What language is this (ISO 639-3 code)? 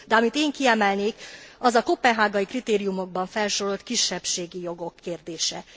hun